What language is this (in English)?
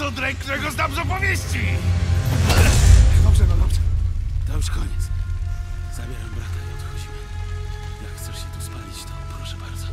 Polish